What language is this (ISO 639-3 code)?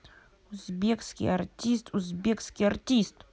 rus